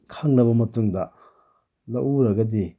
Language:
Manipuri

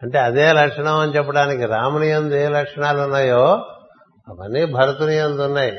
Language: Telugu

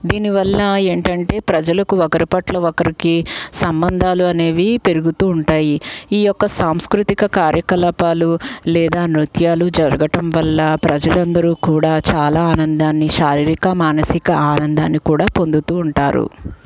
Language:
Telugu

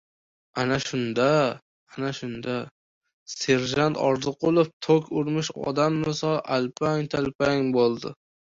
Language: Uzbek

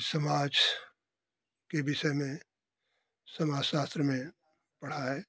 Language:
Hindi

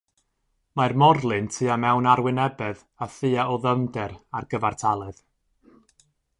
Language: Welsh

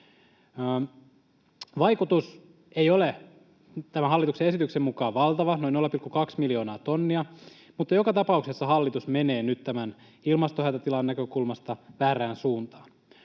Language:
Finnish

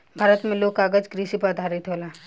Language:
Bhojpuri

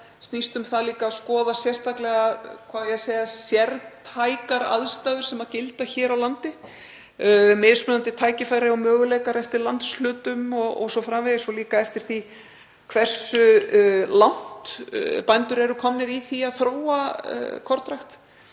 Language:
Icelandic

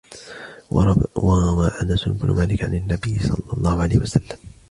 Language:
Arabic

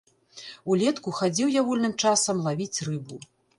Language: Belarusian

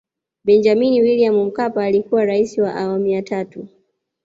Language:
Swahili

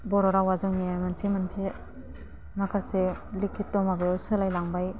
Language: Bodo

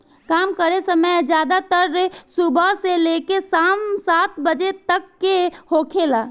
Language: Bhojpuri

